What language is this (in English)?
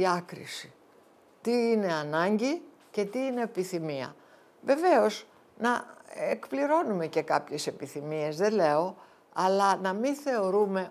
Greek